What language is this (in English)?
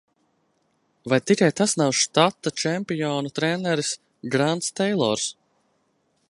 Latvian